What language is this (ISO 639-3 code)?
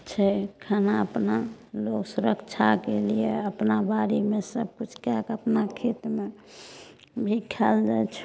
mai